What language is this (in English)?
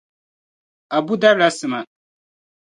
Dagbani